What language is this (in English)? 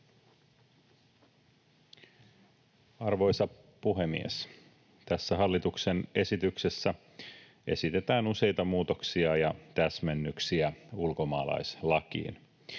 Finnish